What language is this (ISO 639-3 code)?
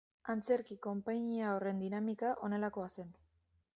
eus